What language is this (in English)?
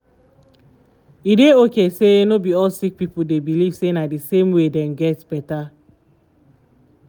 Nigerian Pidgin